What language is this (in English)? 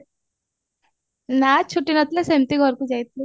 Odia